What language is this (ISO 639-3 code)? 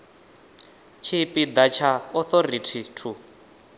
ven